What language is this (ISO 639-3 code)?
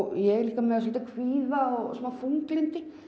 isl